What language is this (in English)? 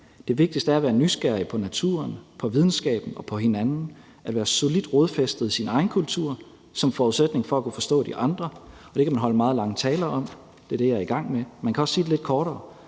Danish